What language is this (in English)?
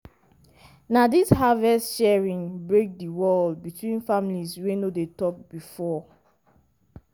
Nigerian Pidgin